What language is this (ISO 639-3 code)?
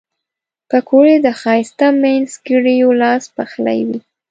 pus